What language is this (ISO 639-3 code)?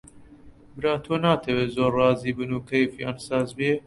ckb